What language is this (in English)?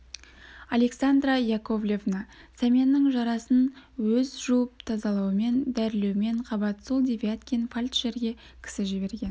Kazakh